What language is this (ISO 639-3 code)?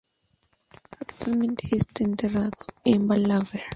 spa